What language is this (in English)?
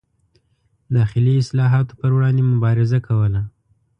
Pashto